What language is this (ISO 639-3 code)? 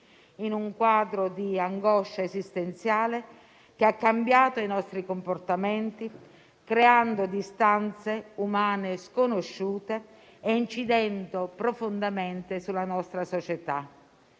ita